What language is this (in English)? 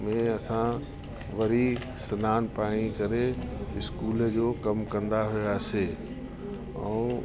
Sindhi